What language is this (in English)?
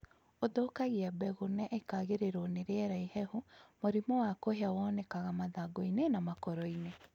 Kikuyu